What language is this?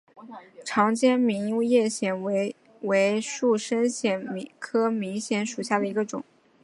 Chinese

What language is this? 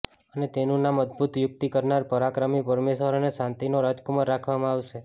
Gujarati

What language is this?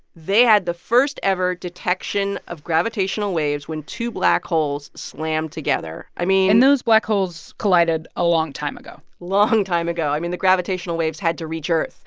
English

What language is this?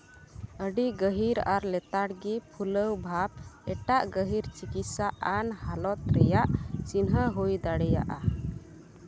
Santali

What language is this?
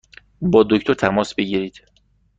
Persian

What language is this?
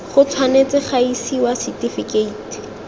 Tswana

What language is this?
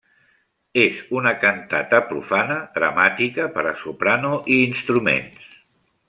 Catalan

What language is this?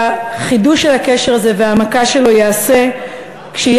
Hebrew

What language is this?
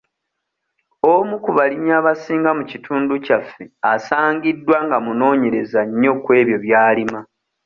Ganda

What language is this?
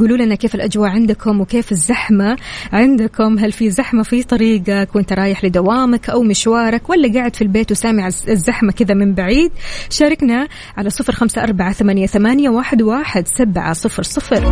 Arabic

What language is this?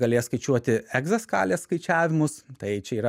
Lithuanian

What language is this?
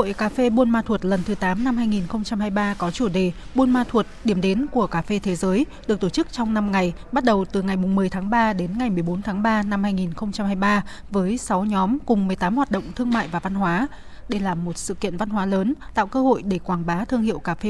Vietnamese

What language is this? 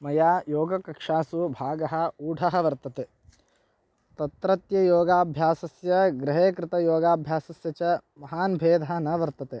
Sanskrit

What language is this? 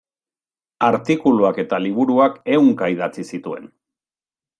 Basque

